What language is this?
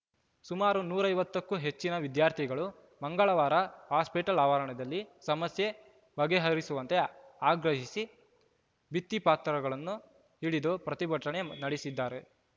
Kannada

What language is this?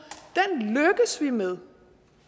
Danish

